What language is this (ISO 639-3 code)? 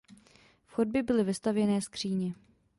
ces